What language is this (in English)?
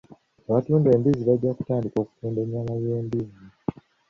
Ganda